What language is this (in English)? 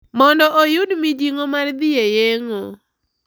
Luo (Kenya and Tanzania)